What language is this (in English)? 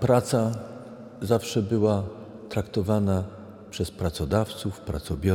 Polish